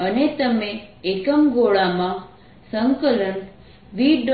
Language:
Gujarati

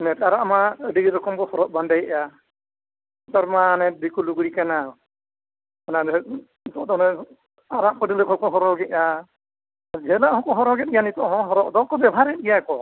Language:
Santali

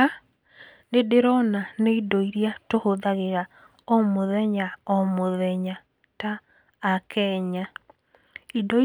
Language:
Kikuyu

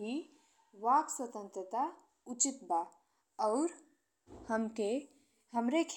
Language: Bhojpuri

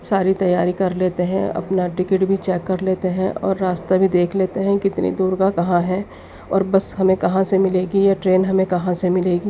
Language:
Urdu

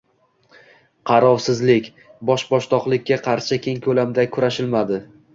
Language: Uzbek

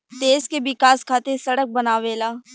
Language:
Bhojpuri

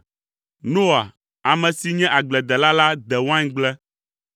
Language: Ewe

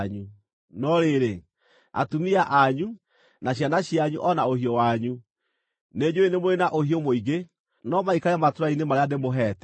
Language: Kikuyu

